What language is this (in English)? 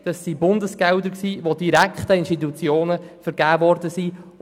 Swiss German